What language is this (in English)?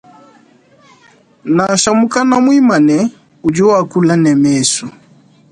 Luba-Lulua